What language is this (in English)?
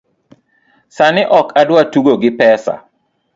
Luo (Kenya and Tanzania)